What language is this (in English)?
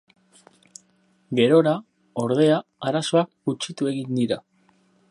Basque